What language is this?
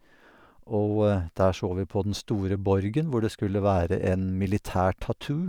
Norwegian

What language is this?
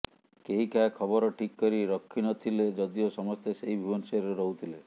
Odia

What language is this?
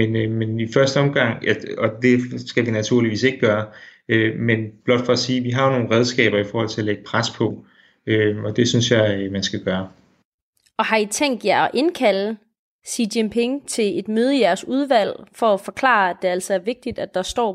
Danish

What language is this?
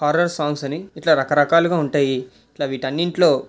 Telugu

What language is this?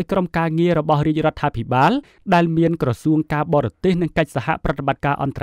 Thai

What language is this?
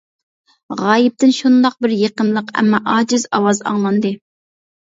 Uyghur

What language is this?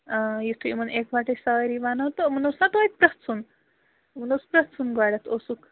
Kashmiri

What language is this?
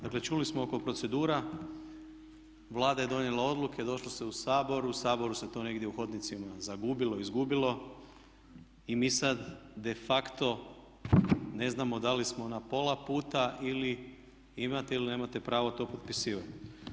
Croatian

